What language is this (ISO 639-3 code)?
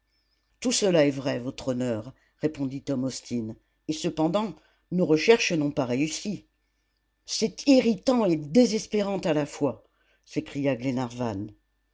fra